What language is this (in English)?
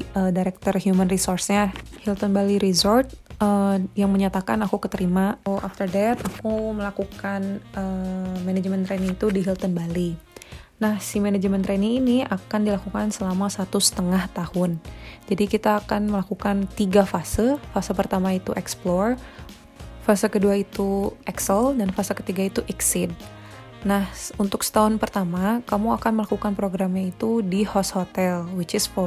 Indonesian